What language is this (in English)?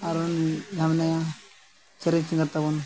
Santali